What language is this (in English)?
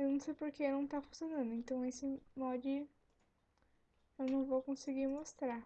Portuguese